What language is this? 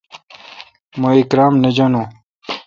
Kalkoti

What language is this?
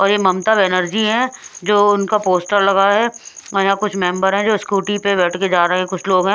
Hindi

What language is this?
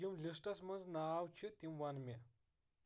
Kashmiri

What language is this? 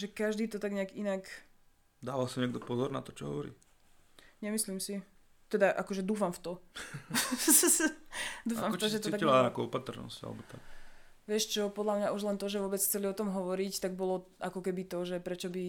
Slovak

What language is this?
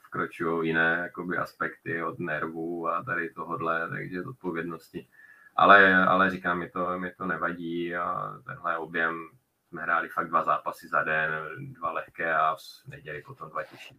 Czech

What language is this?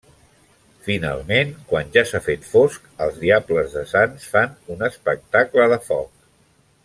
Catalan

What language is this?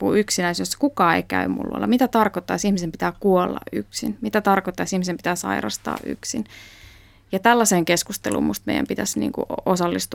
Finnish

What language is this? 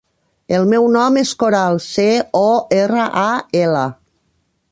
Catalan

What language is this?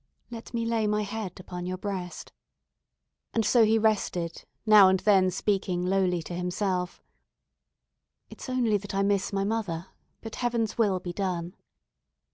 English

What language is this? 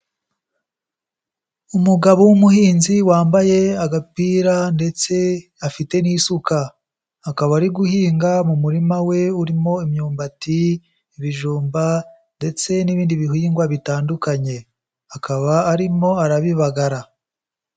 Kinyarwanda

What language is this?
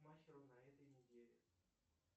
Russian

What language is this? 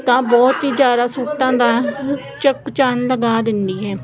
Punjabi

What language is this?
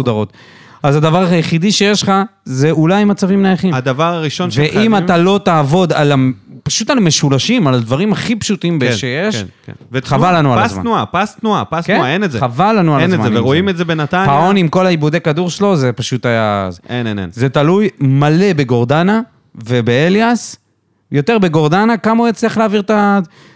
Hebrew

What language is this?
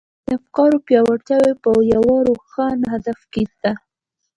Pashto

